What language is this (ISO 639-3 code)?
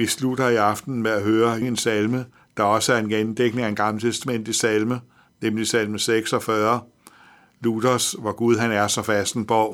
dan